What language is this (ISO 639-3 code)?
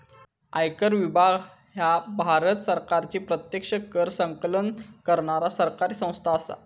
mar